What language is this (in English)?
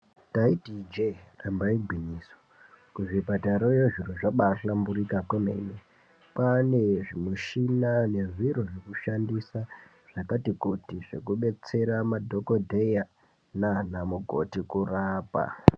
Ndau